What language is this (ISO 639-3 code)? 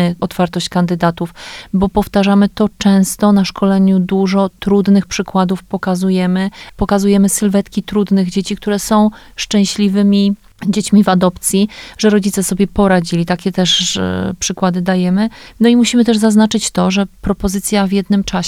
pol